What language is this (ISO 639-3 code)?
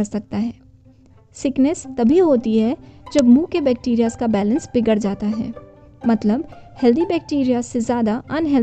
hin